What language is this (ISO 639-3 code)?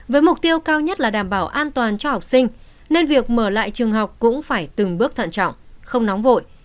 vie